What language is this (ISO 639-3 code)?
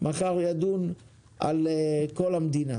heb